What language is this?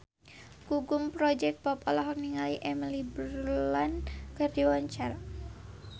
Sundanese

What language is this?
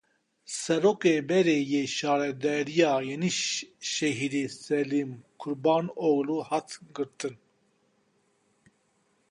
Kurdish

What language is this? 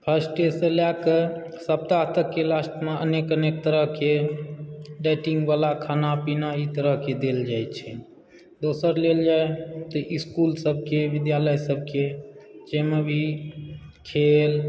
Maithili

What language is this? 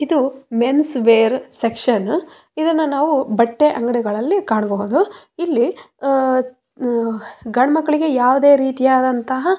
Kannada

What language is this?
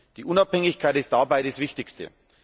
German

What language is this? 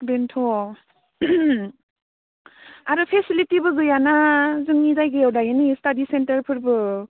Bodo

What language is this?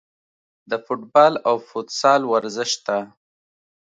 Pashto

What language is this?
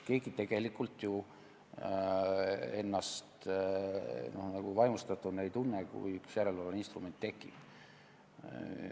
Estonian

